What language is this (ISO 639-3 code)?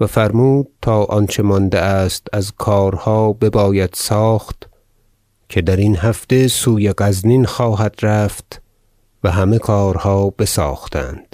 fas